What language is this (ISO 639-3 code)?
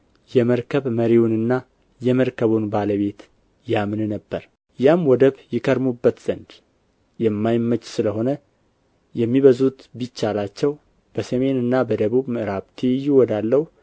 amh